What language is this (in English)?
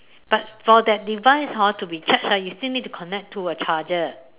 English